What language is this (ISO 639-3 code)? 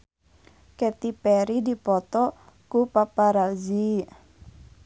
sun